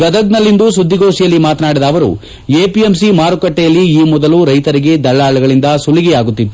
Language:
Kannada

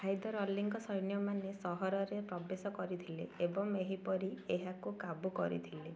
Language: Odia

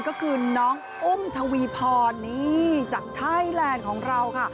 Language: Thai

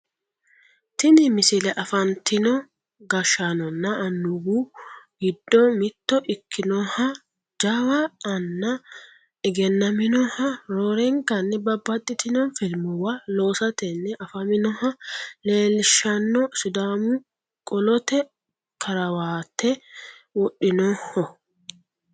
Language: Sidamo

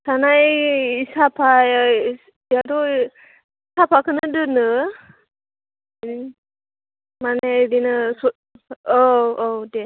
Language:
Bodo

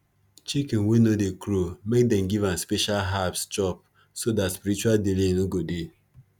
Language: Nigerian Pidgin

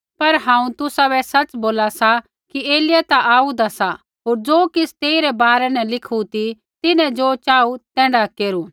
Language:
Kullu Pahari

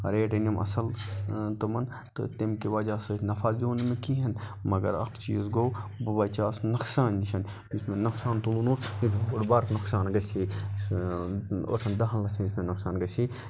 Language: Kashmiri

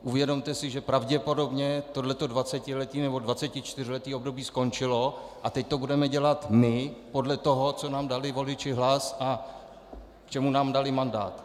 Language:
Czech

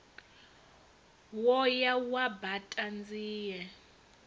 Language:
Venda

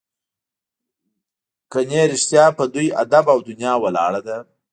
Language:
Pashto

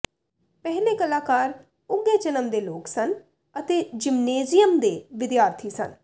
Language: Punjabi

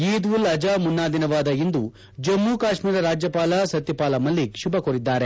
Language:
Kannada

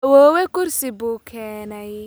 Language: Somali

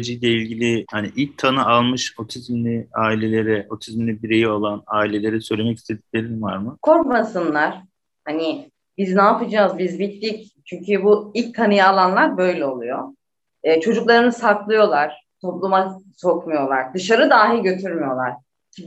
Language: Turkish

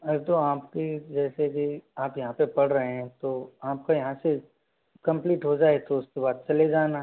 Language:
Hindi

